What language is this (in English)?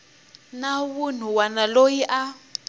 Tsonga